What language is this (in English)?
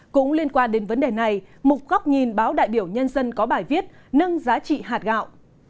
Vietnamese